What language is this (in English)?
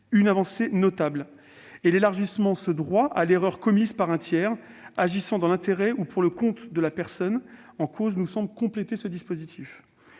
French